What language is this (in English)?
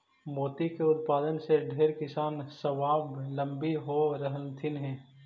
Magahi